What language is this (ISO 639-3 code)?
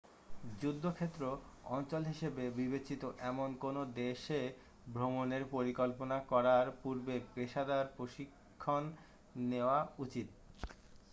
ben